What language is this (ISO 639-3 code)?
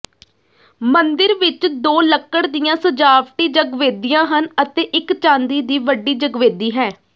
pan